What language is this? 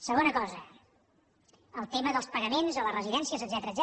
Catalan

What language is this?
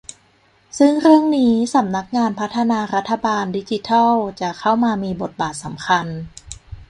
Thai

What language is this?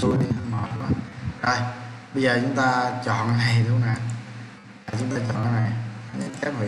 Vietnamese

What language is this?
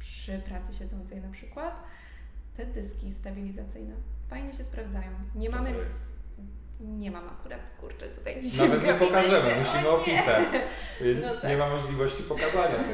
Polish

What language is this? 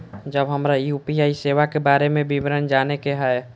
Maithili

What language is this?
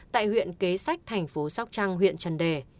Vietnamese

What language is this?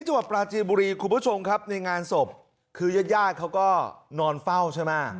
Thai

